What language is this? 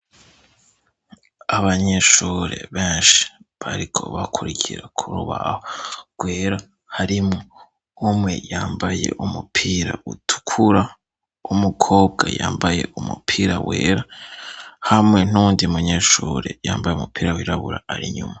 Rundi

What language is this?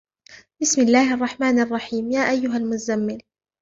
Arabic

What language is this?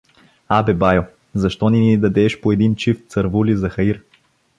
Bulgarian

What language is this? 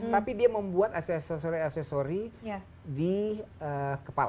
Indonesian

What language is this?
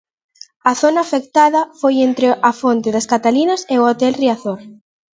Galician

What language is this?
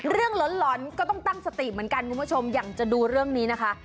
Thai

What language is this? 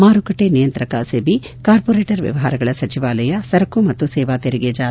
Kannada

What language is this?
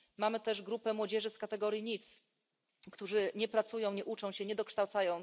Polish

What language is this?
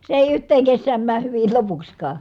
Finnish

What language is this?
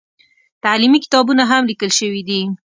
Pashto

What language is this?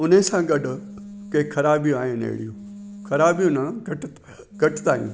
Sindhi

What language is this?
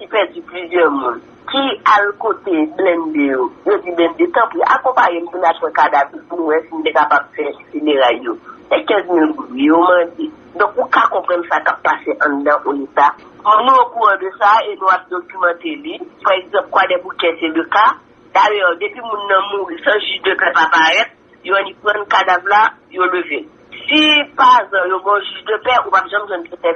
French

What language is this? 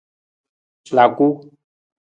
Nawdm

